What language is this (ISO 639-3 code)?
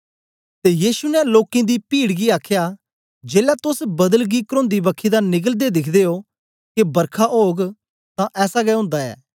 doi